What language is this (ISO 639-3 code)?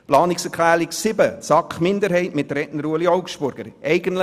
gsw